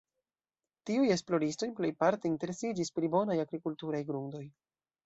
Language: Esperanto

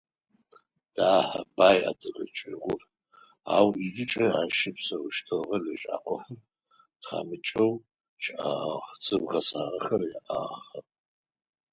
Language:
Adyghe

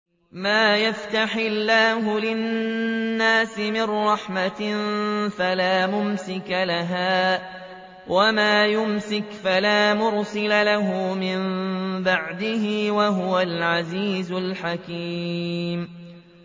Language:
Arabic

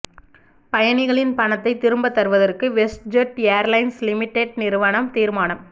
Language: Tamil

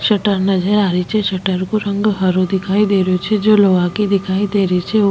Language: Rajasthani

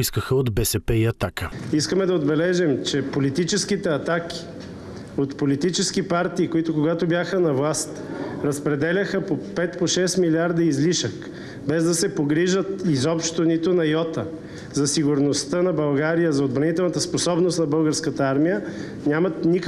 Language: Bulgarian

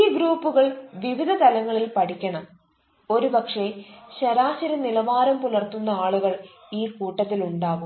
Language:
Malayalam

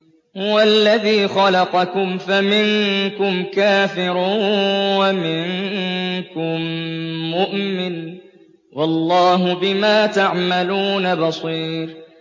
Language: Arabic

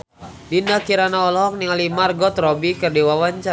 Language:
Sundanese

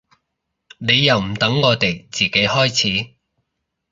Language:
Cantonese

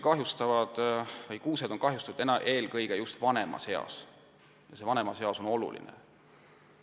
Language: Estonian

